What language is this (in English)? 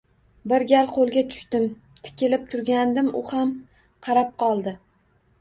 Uzbek